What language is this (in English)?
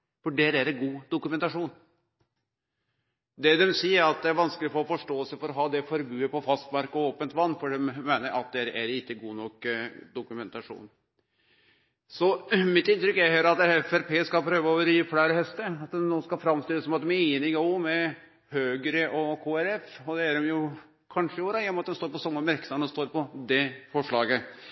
Norwegian Nynorsk